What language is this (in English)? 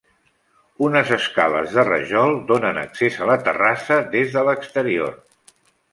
Catalan